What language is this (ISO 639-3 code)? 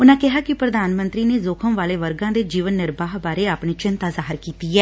pan